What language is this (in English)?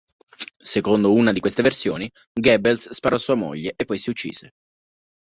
Italian